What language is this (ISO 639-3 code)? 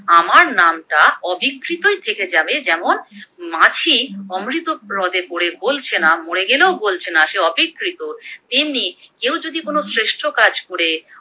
ben